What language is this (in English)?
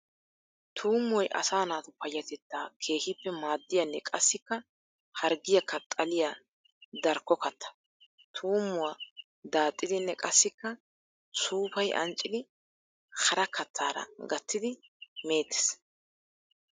Wolaytta